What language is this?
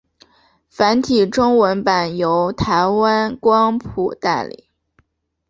Chinese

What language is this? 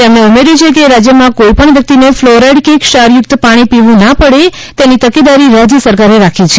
Gujarati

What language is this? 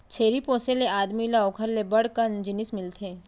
Chhattisgarhi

